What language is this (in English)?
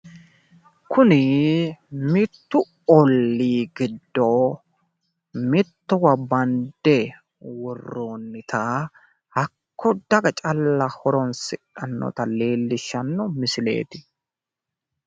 Sidamo